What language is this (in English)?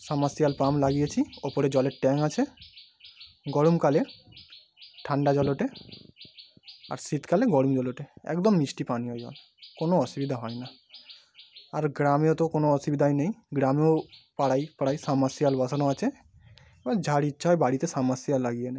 Bangla